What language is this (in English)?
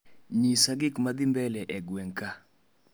Luo (Kenya and Tanzania)